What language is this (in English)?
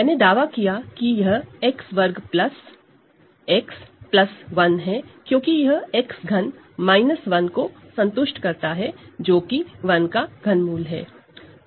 Hindi